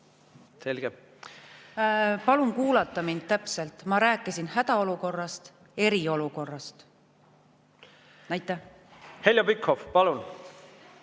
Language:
Estonian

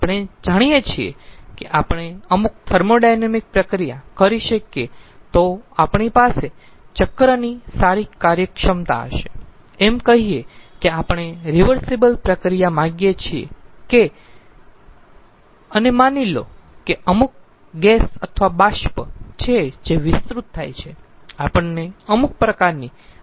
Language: Gujarati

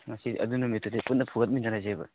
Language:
Manipuri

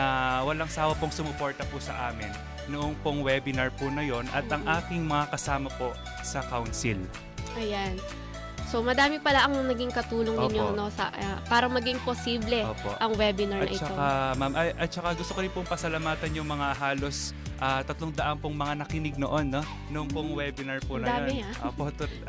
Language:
Filipino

